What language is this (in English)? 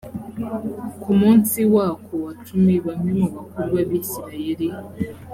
Kinyarwanda